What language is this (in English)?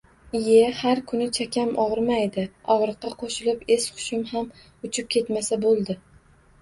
Uzbek